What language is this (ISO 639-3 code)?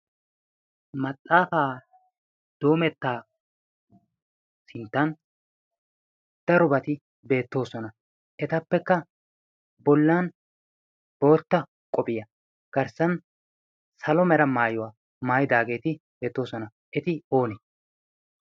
wal